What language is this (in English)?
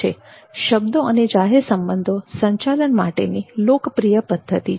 Gujarati